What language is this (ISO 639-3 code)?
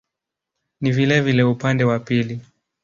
swa